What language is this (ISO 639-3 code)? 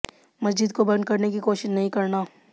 hin